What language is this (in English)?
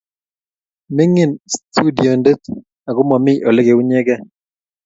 Kalenjin